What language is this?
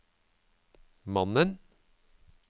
Norwegian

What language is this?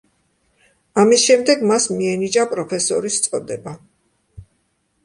Georgian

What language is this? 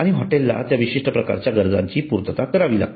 Marathi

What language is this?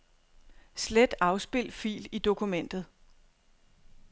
Danish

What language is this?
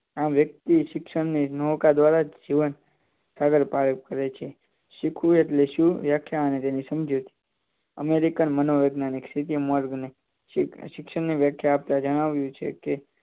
Gujarati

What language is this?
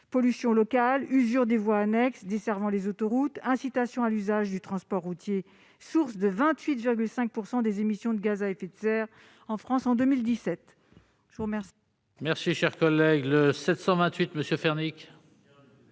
French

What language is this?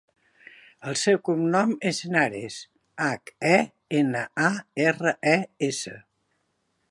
Catalan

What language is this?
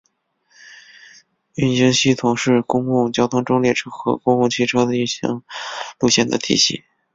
Chinese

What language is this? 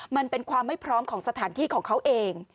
Thai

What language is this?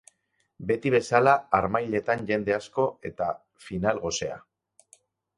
Basque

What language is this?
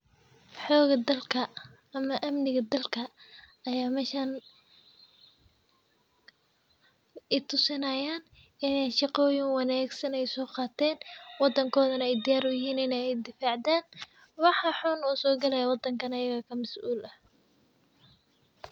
Somali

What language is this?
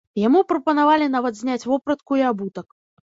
Belarusian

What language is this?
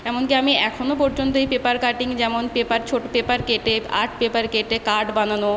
Bangla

